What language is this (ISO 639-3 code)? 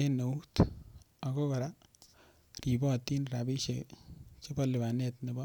kln